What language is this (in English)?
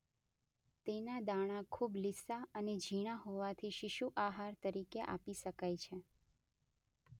Gujarati